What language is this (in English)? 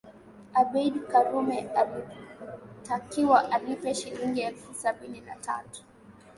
Swahili